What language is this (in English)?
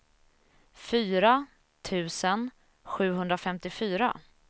Swedish